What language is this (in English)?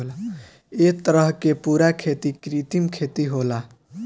Bhojpuri